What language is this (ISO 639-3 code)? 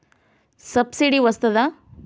tel